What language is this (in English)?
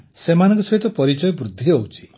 Odia